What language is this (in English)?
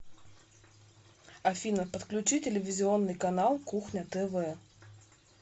Russian